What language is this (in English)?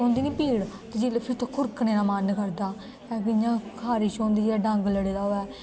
Dogri